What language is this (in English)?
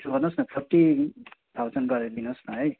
Nepali